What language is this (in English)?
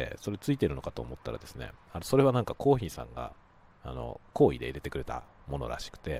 Japanese